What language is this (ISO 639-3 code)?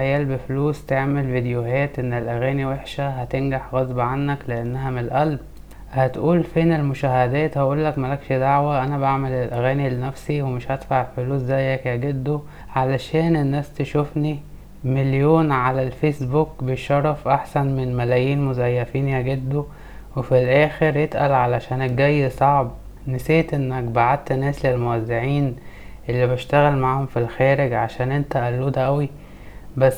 ara